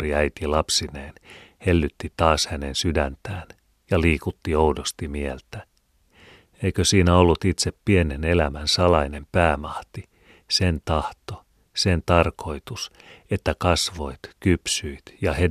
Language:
Finnish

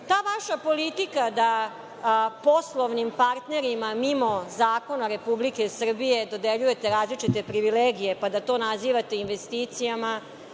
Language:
Serbian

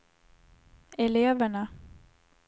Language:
Swedish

